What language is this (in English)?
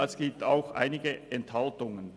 Swiss German